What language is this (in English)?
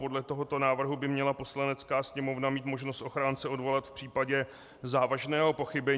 Czech